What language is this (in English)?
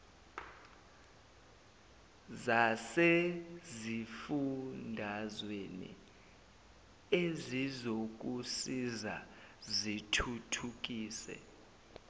Zulu